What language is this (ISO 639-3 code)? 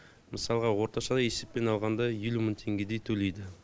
kaz